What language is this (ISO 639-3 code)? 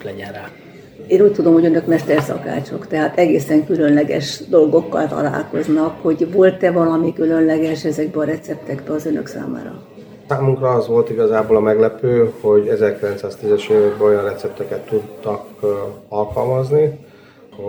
hun